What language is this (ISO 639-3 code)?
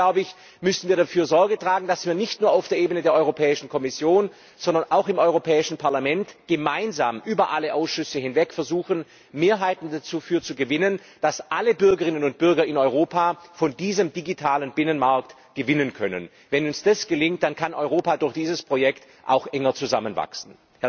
deu